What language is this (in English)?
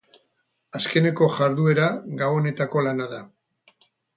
Basque